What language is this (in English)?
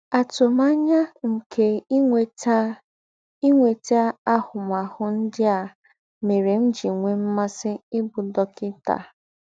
Igbo